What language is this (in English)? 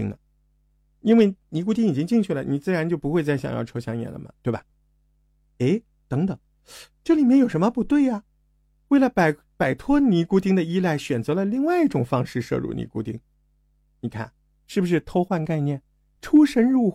Chinese